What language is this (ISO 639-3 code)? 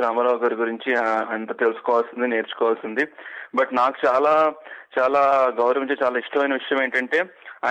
tel